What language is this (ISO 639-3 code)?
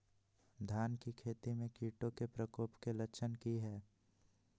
mag